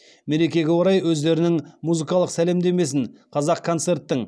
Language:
Kazakh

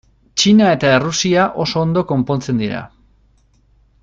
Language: Basque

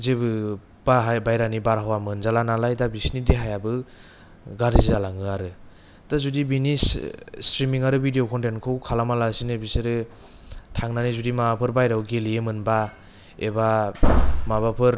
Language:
Bodo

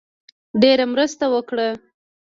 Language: Pashto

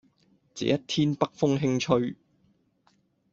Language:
Cantonese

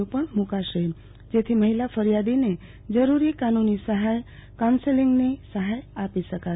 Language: Gujarati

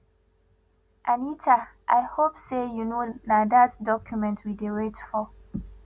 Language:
Nigerian Pidgin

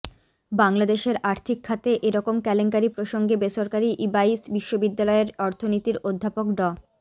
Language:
Bangla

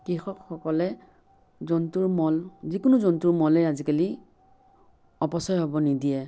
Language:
Assamese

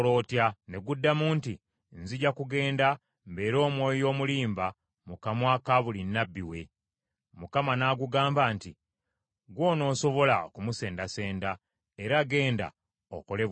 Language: Ganda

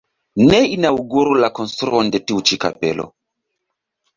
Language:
Esperanto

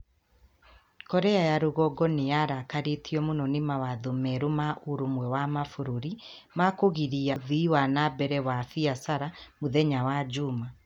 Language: Kikuyu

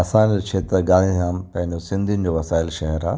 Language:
Sindhi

